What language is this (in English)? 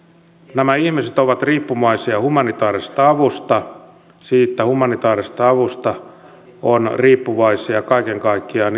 Finnish